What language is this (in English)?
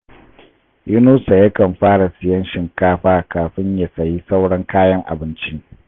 Hausa